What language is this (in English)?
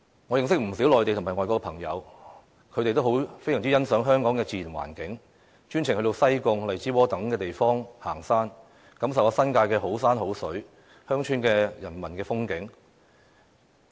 Cantonese